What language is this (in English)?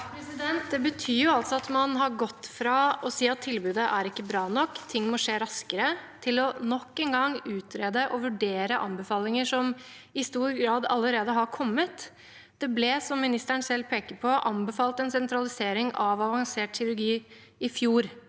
Norwegian